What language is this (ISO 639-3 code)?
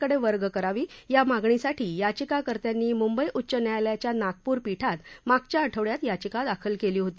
mar